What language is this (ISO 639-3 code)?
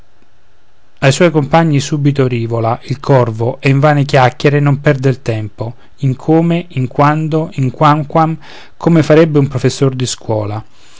ita